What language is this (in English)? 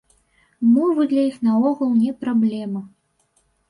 Belarusian